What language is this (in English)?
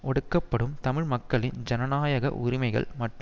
Tamil